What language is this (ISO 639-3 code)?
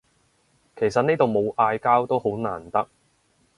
yue